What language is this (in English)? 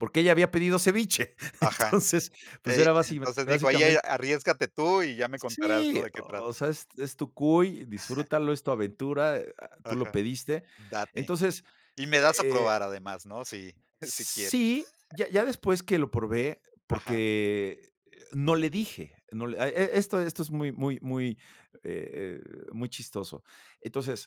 Spanish